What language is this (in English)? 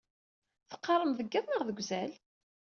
Kabyle